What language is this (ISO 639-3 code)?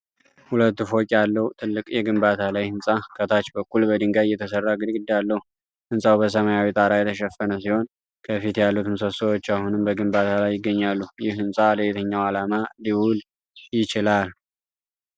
amh